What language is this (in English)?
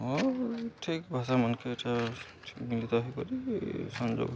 Odia